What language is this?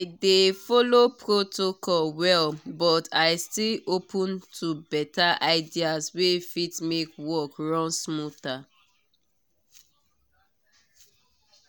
Nigerian Pidgin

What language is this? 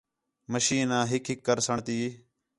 Khetrani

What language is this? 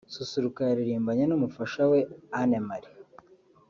Kinyarwanda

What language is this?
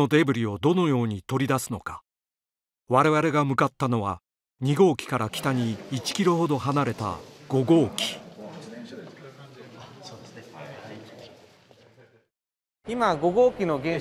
Japanese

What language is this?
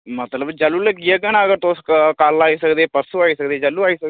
Dogri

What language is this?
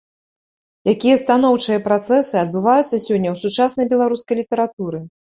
Belarusian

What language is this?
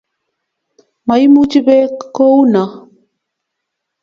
Kalenjin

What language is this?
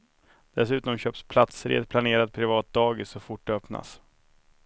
Swedish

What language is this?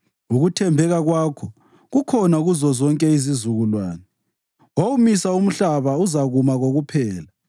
North Ndebele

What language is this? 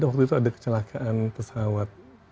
Indonesian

